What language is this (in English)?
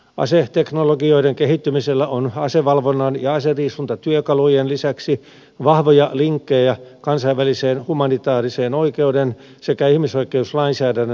Finnish